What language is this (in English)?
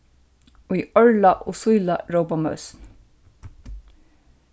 Faroese